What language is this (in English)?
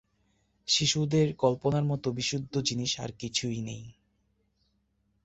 Bangla